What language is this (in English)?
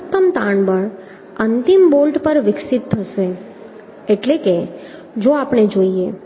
Gujarati